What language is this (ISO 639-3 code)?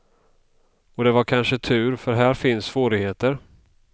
swe